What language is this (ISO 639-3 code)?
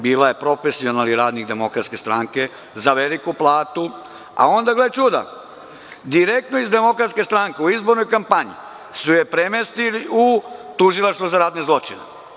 srp